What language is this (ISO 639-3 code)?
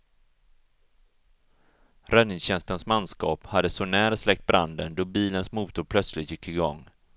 swe